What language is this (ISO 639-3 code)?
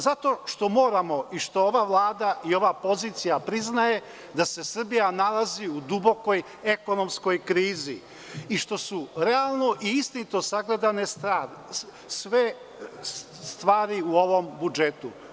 srp